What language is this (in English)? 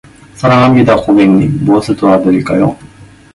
Korean